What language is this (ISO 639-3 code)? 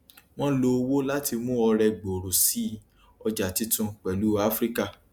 yor